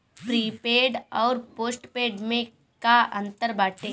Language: Bhojpuri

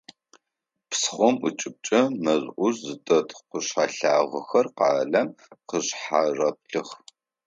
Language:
Adyghe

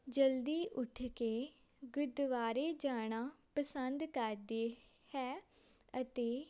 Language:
Punjabi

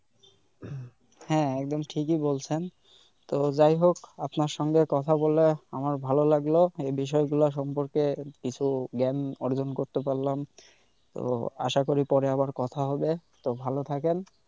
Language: Bangla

